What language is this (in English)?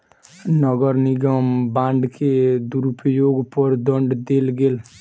Maithili